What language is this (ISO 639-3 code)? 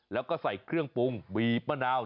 tha